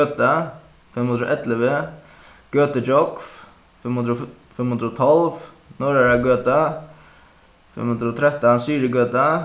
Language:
Faroese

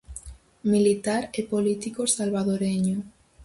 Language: Galician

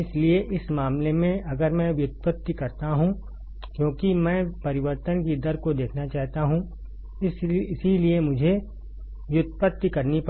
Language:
Hindi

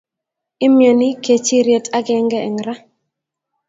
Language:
Kalenjin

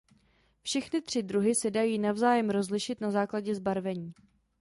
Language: Czech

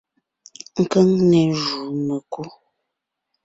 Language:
Ngiemboon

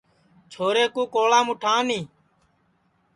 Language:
Sansi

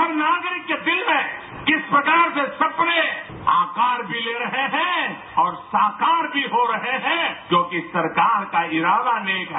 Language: Hindi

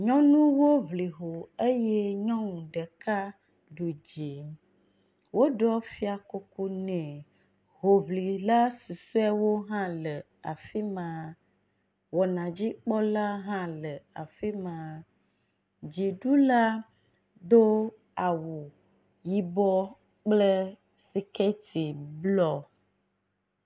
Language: Ewe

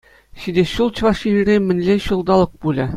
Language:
Chuvash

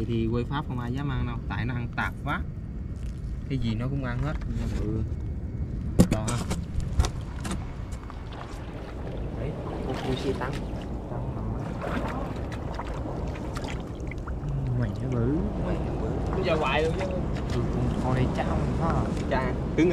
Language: Vietnamese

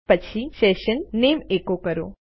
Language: Gujarati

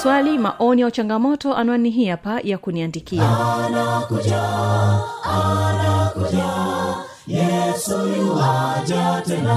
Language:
Swahili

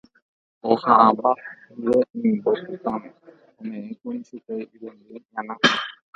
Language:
Guarani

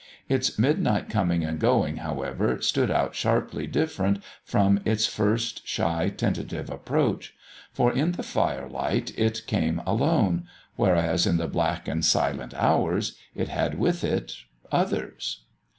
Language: English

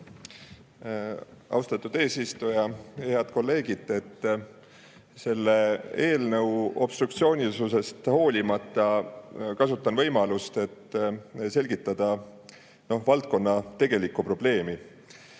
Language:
Estonian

